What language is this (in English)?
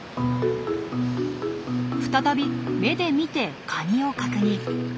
Japanese